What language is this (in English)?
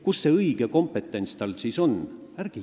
Estonian